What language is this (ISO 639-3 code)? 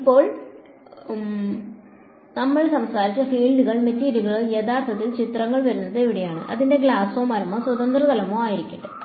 mal